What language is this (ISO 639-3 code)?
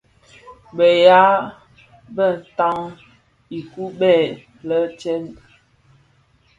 ksf